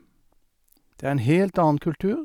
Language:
Norwegian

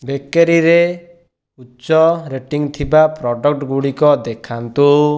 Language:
Odia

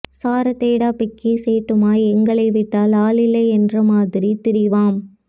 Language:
Tamil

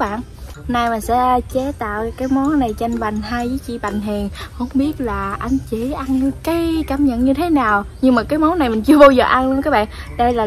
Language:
Vietnamese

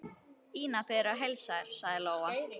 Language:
Icelandic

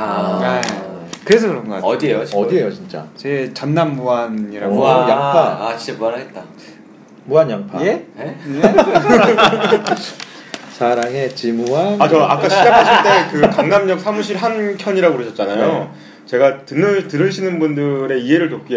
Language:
Korean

